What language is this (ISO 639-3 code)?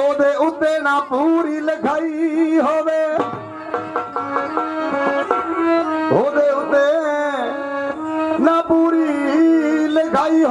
ara